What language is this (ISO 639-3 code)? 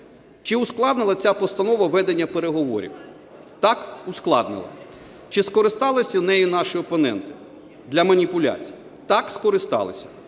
ukr